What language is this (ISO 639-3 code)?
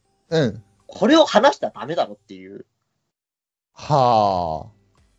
jpn